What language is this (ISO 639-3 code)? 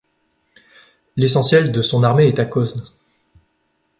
fra